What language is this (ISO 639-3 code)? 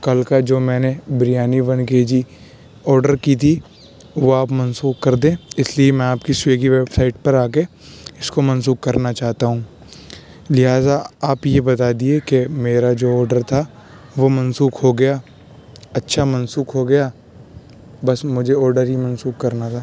urd